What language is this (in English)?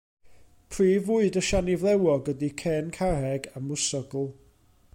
Welsh